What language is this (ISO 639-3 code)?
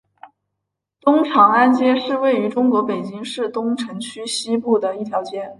zho